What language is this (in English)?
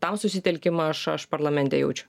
Lithuanian